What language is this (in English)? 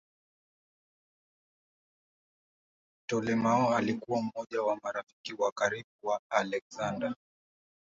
Swahili